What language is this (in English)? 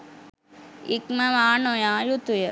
Sinhala